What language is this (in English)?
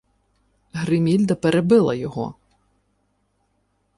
Ukrainian